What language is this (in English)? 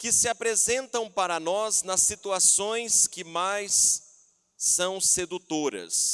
Portuguese